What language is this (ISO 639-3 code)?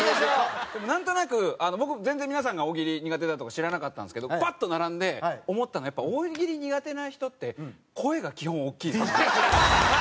jpn